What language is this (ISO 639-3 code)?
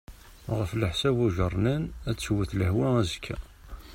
kab